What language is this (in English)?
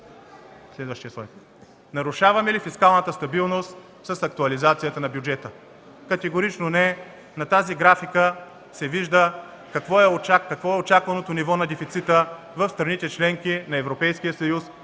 Bulgarian